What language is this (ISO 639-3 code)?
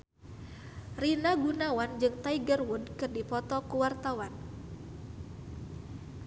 sun